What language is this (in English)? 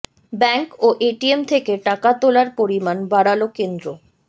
Bangla